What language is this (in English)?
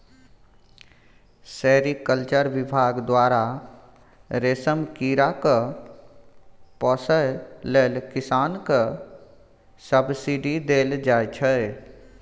Maithili